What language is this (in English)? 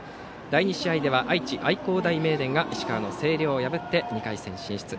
Japanese